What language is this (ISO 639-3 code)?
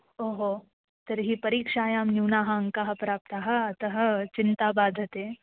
san